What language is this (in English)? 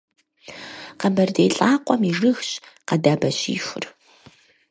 Kabardian